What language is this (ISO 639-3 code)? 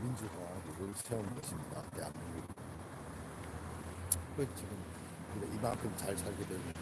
kor